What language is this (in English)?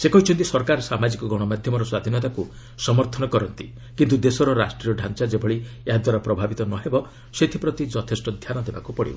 Odia